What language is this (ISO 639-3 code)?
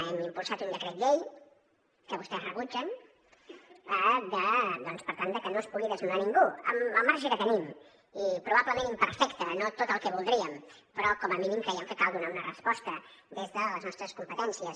cat